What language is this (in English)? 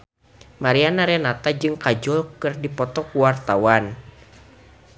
Sundanese